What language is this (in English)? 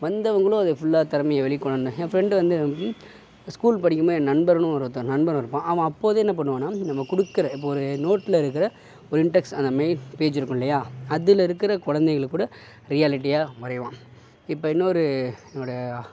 Tamil